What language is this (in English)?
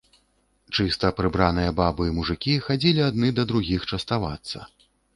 Belarusian